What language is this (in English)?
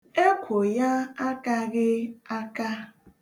Igbo